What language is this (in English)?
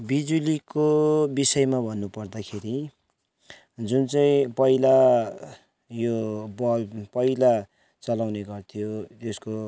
Nepali